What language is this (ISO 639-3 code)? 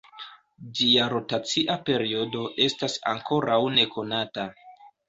epo